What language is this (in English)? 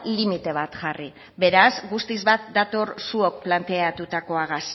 Basque